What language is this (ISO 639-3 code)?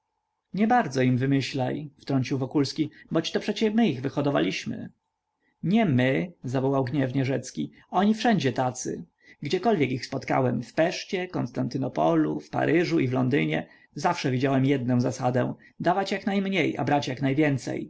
pol